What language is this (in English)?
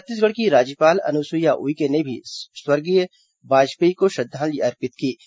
Hindi